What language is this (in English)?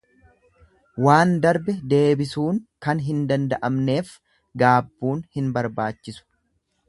Oromo